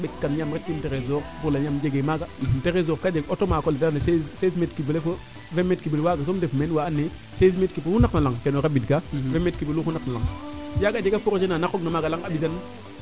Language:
Serer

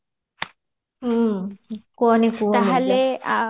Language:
Odia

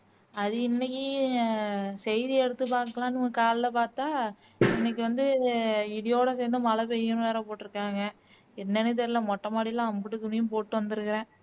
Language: Tamil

